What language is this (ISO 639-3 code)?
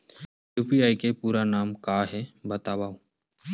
hne